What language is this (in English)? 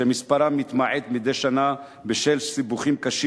Hebrew